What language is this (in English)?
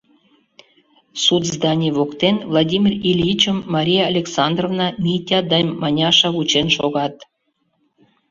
Mari